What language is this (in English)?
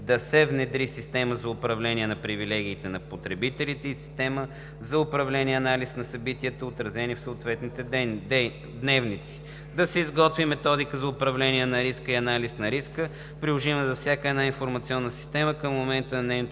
Bulgarian